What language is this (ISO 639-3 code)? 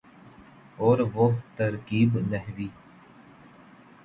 urd